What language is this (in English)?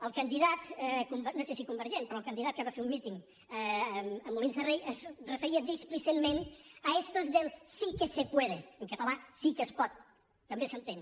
Catalan